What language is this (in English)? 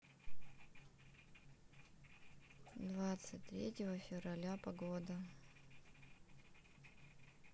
Russian